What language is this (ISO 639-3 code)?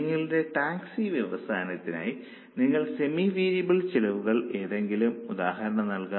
mal